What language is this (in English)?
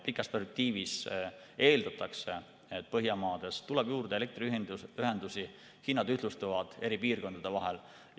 Estonian